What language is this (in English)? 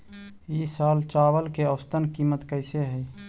Magahi